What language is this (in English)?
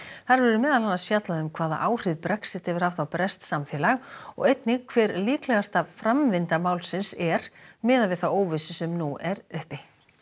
Icelandic